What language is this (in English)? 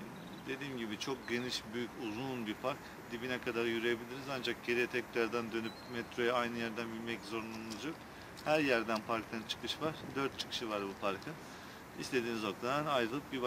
Turkish